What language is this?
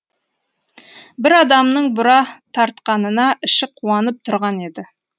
Kazakh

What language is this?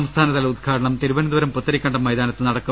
Malayalam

